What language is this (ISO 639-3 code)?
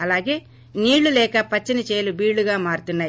tel